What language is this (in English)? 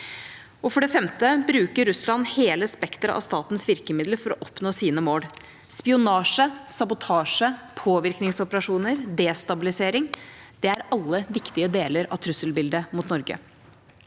Norwegian